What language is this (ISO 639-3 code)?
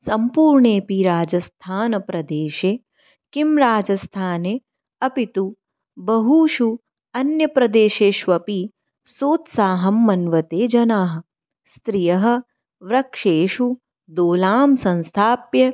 san